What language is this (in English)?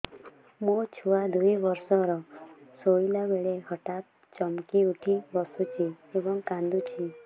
Odia